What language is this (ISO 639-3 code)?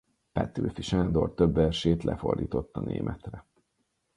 hun